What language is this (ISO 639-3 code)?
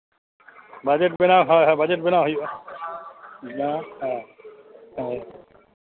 sat